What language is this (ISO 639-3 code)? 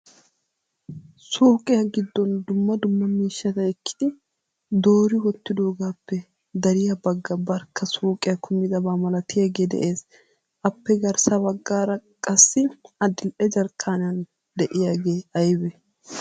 wal